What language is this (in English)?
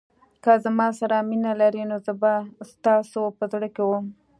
Pashto